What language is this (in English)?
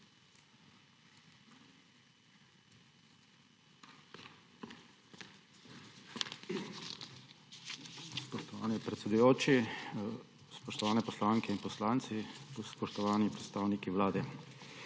Slovenian